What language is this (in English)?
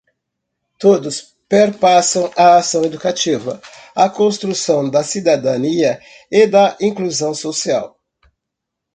Portuguese